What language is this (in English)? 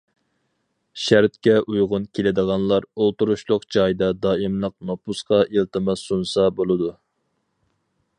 Uyghur